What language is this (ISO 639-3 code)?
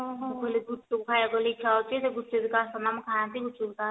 ori